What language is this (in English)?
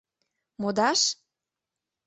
Mari